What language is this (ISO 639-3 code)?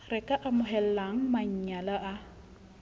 sot